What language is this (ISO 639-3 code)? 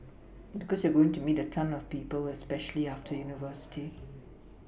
eng